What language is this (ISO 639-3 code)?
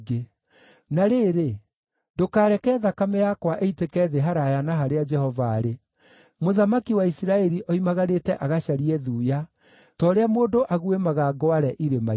kik